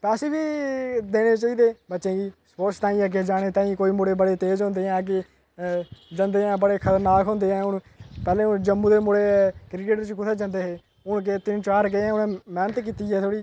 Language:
Dogri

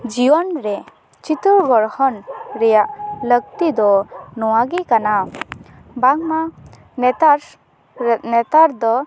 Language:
Santali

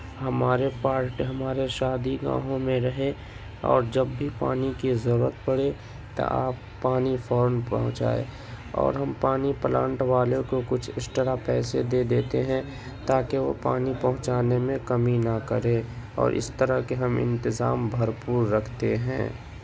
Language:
Urdu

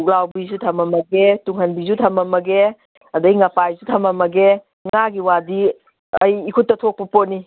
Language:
Manipuri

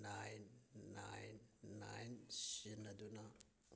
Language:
Manipuri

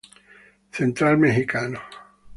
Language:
Spanish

